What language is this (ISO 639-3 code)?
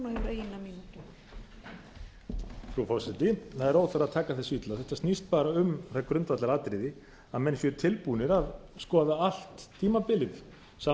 isl